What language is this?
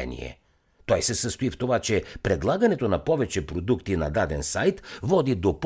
Bulgarian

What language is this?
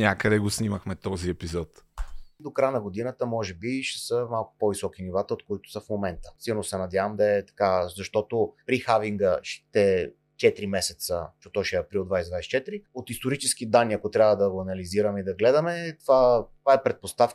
Bulgarian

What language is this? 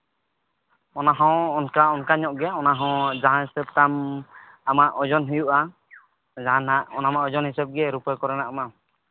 Santali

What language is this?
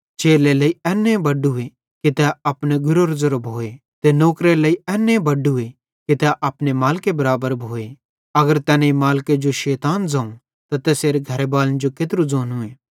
Bhadrawahi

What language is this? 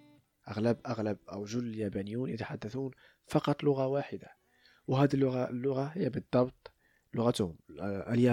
Arabic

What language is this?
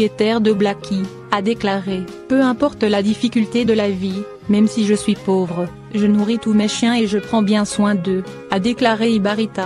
French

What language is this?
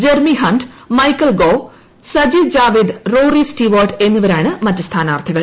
Malayalam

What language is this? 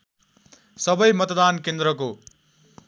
Nepali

